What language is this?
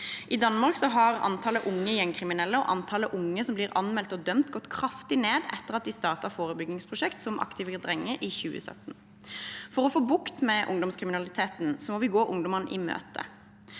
Norwegian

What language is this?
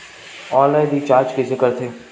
Chhattisgarhi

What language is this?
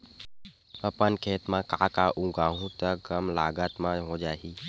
Chhattisgarhi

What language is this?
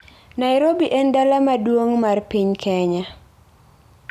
Luo (Kenya and Tanzania)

